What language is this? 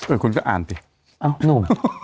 Thai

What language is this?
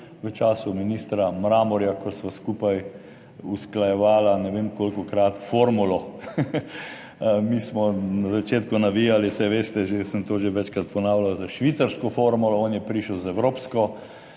Slovenian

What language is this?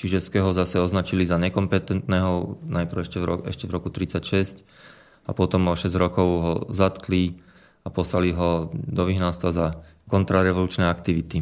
Slovak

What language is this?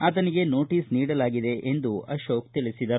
Kannada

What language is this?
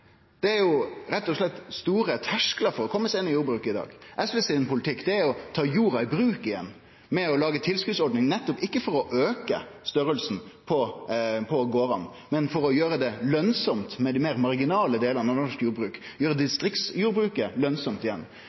Norwegian Nynorsk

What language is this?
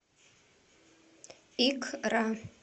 Russian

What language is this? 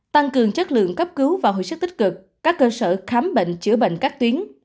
Vietnamese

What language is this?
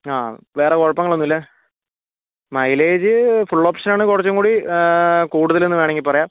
Malayalam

